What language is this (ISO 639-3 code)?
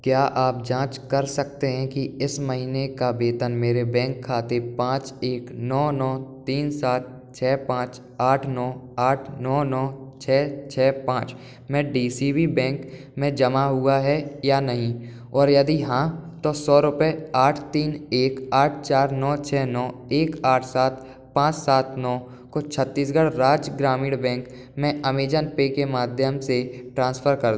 hin